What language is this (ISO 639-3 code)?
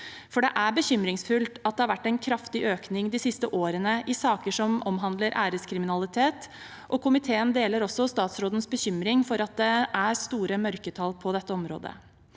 nor